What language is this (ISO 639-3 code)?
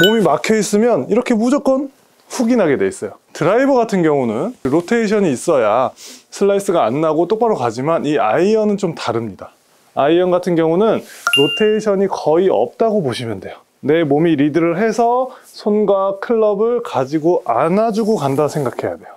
kor